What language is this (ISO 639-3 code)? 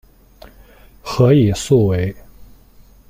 zho